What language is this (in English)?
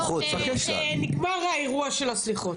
Hebrew